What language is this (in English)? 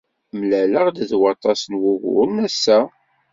Kabyle